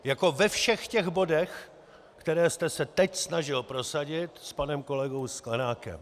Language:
Czech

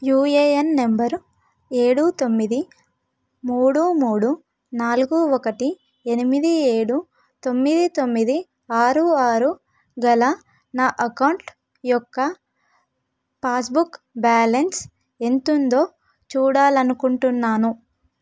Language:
Telugu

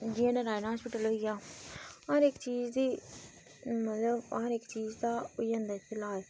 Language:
Dogri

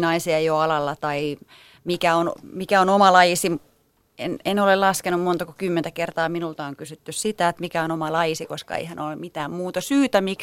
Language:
Finnish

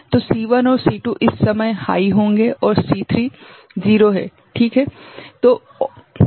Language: Hindi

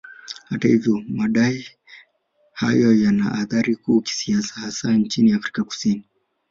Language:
Swahili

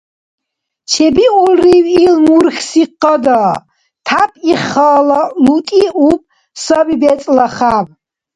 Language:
Dargwa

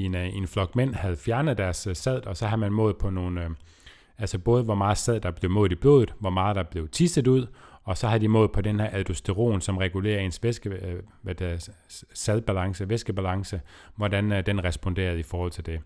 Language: Danish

